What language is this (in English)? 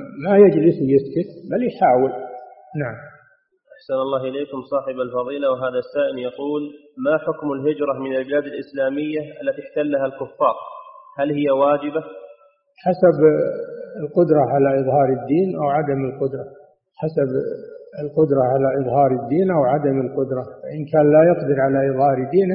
Arabic